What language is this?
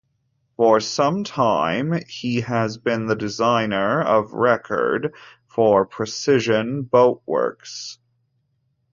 English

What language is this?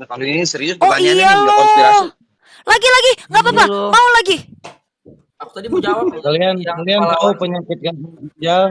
Indonesian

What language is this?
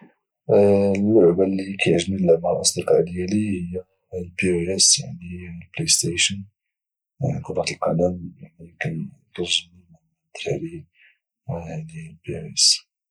Moroccan Arabic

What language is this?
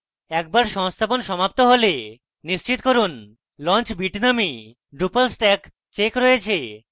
Bangla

